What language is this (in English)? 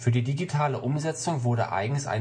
German